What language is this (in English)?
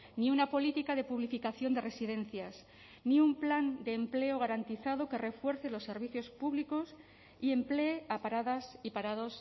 Spanish